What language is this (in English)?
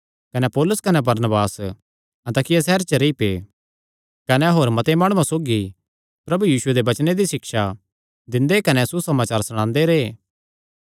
Kangri